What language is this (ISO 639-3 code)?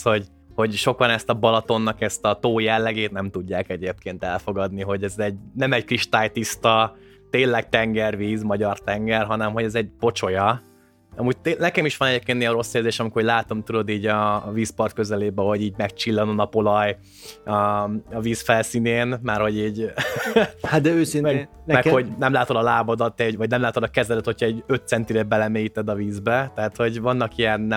hun